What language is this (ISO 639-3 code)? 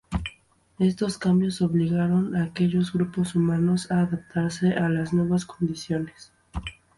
spa